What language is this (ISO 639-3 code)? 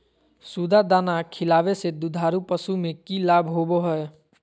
mag